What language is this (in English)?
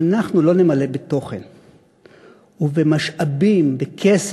Hebrew